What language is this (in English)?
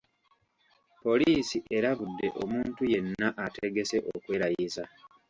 Ganda